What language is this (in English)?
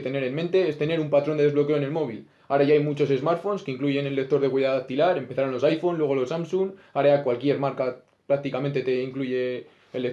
Spanish